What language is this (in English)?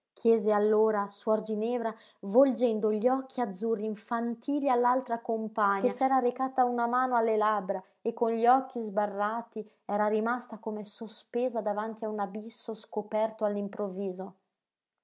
Italian